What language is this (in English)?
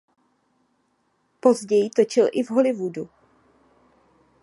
Czech